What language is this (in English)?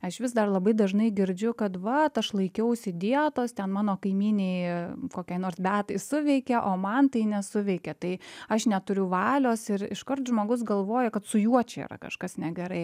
Lithuanian